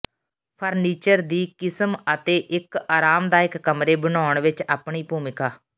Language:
Punjabi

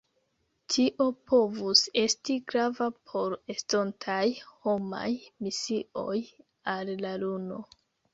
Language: Esperanto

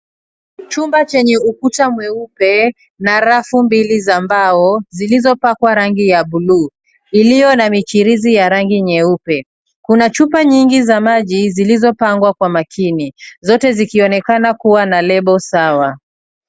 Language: Swahili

